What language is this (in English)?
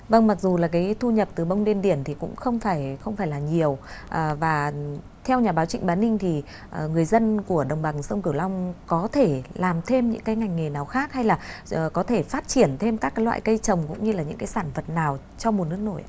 Vietnamese